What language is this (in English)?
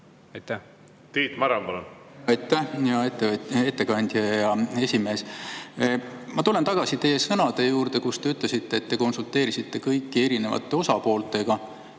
Estonian